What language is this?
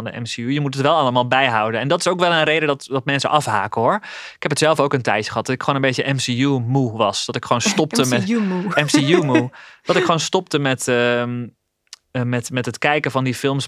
Dutch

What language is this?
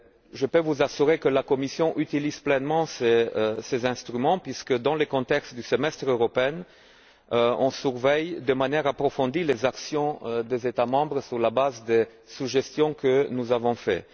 French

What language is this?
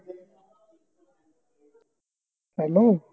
Punjabi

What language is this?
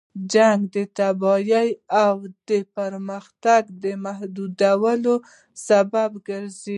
Pashto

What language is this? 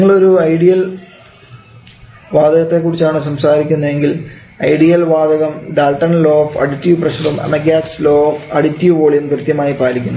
Malayalam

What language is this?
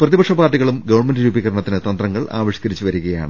Malayalam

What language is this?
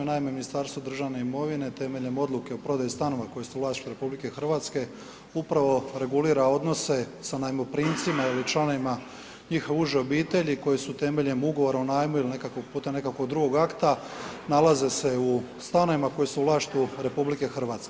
Croatian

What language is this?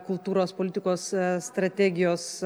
Lithuanian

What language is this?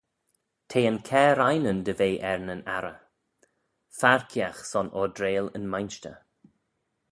Manx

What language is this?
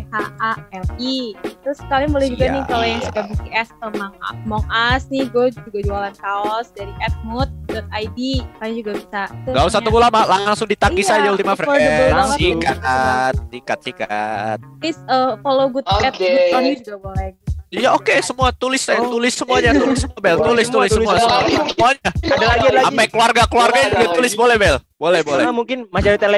Indonesian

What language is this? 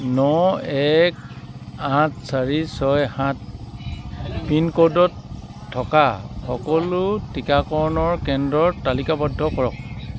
Assamese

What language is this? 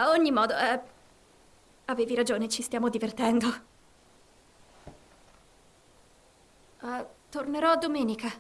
Italian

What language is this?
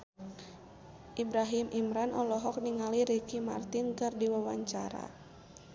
Sundanese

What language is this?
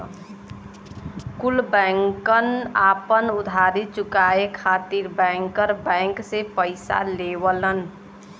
Bhojpuri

